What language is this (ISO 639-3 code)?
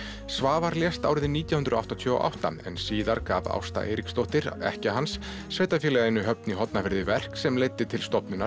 isl